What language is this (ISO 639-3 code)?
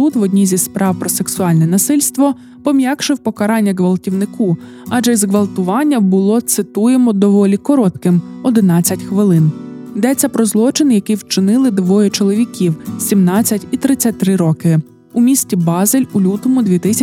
ukr